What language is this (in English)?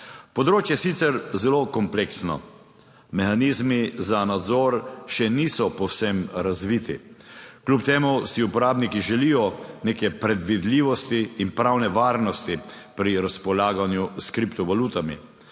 Slovenian